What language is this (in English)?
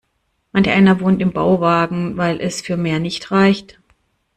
German